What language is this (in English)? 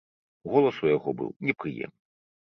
Belarusian